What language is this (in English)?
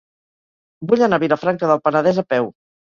Catalan